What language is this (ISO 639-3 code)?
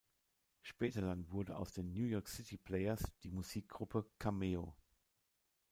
deu